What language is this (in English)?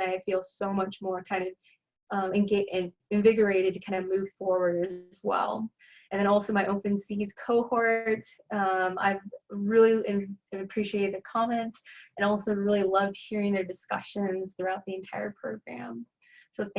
English